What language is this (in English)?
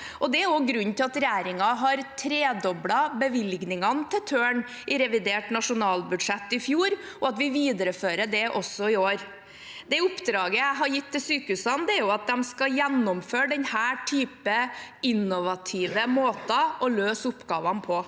Norwegian